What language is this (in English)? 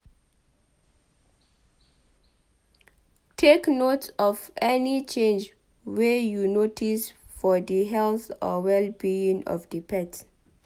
Nigerian Pidgin